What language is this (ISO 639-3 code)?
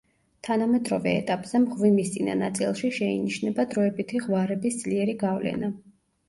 kat